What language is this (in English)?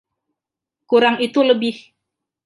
Indonesian